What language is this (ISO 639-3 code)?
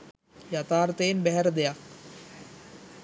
sin